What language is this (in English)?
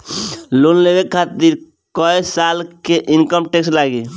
Bhojpuri